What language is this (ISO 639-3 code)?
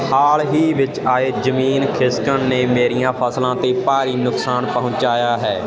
pan